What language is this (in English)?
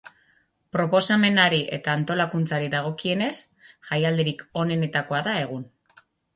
Basque